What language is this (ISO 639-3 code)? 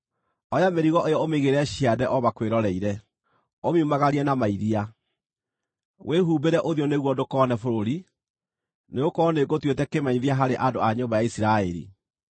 kik